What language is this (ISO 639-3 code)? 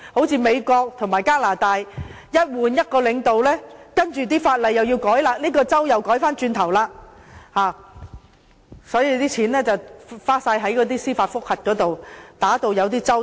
yue